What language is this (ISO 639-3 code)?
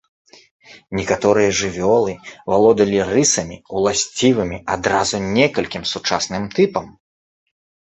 bel